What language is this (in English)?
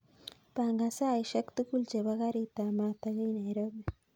Kalenjin